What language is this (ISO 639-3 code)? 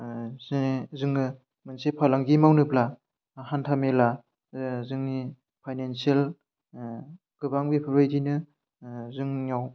brx